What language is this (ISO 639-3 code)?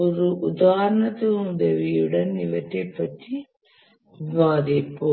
tam